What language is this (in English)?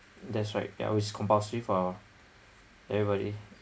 English